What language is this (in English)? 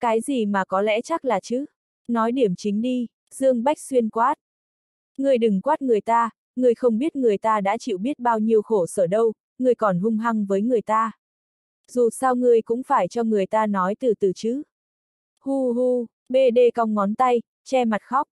Vietnamese